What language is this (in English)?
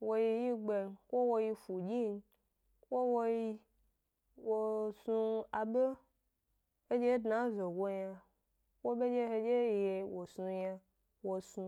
Gbari